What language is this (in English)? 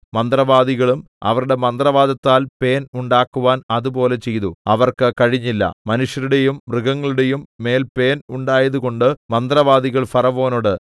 Malayalam